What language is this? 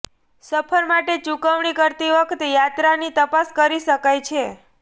Gujarati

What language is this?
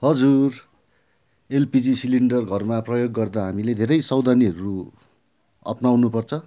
Nepali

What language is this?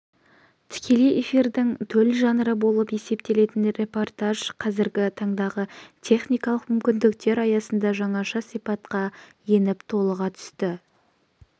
Kazakh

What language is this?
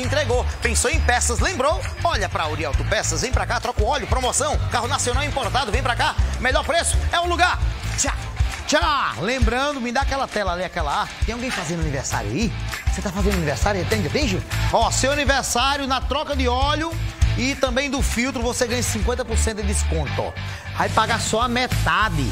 Portuguese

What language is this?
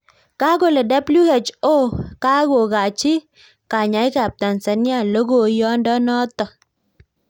Kalenjin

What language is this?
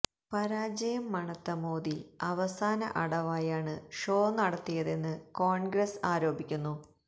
Malayalam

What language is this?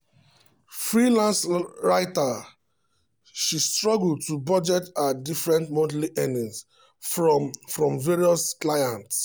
Nigerian Pidgin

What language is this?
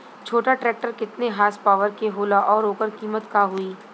Bhojpuri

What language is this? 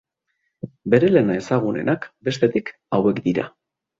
Basque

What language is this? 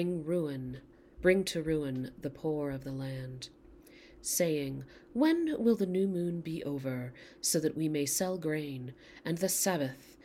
English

